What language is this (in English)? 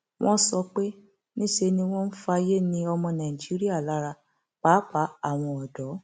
Yoruba